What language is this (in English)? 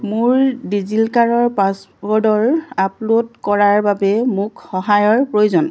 Assamese